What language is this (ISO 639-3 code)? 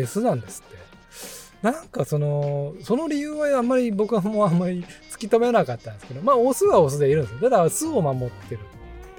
jpn